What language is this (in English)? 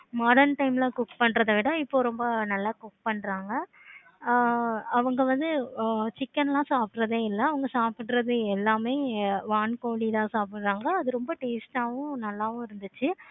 Tamil